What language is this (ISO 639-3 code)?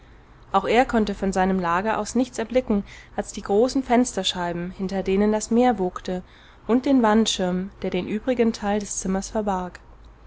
deu